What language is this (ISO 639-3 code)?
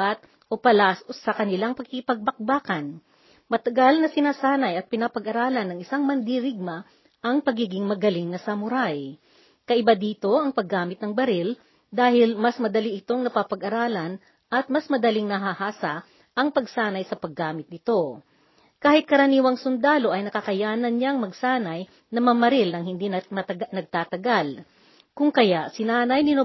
fil